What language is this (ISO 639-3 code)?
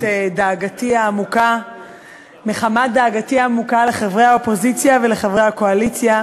heb